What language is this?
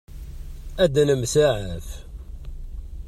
Kabyle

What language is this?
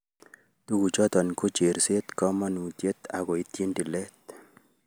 Kalenjin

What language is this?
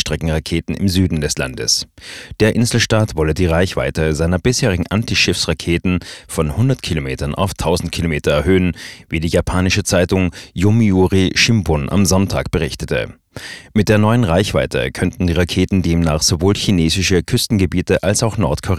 German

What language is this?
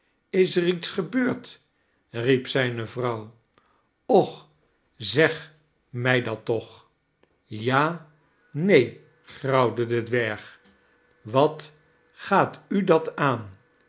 Dutch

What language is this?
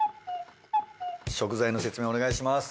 Japanese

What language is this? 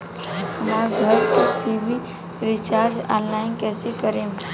Bhojpuri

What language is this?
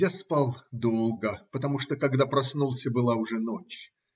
Russian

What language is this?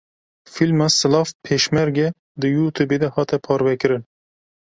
Kurdish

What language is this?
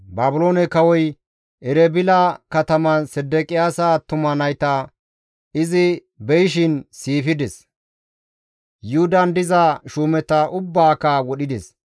Gamo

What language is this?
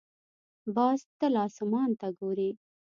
Pashto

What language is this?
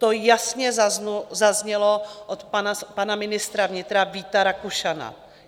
Czech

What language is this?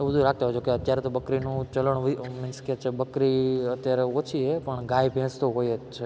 Gujarati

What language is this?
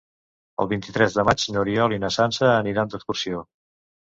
Catalan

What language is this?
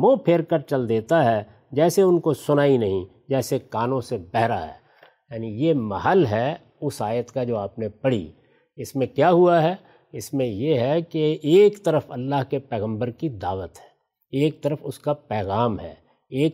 Urdu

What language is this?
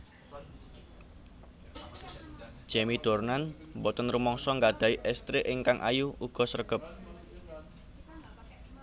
Javanese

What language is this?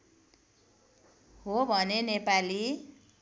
Nepali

